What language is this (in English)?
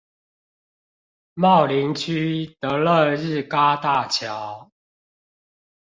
Chinese